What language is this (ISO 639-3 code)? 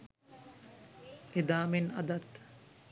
sin